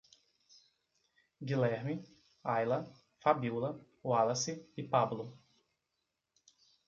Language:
Portuguese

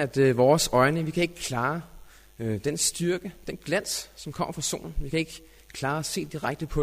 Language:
Danish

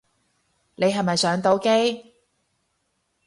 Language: Cantonese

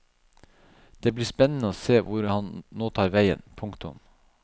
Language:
Norwegian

